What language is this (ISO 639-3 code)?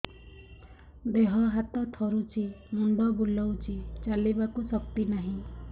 ori